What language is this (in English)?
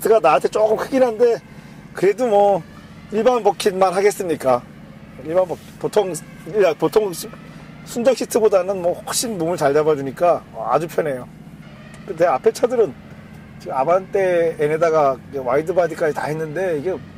Korean